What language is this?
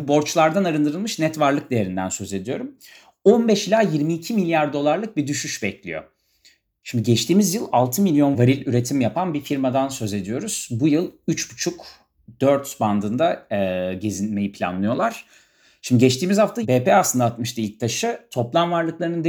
Turkish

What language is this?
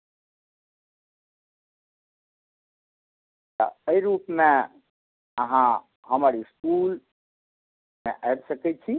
Maithili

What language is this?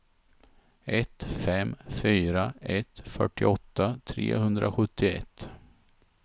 Swedish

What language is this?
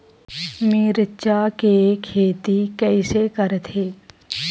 Chhattisgarhi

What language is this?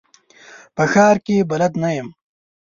Pashto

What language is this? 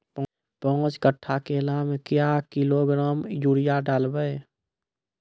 Maithili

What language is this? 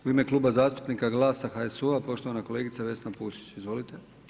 Croatian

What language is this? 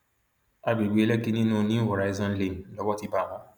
Yoruba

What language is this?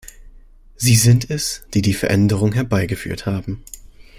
German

